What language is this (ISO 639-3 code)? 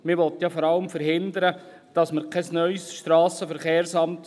gsw